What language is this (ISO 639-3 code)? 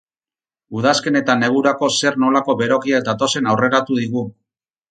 eus